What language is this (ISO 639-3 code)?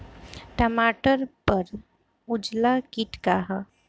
bho